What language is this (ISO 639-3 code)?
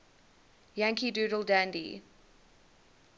eng